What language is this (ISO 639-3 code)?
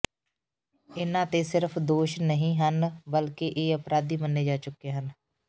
pan